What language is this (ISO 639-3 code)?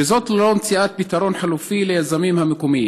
heb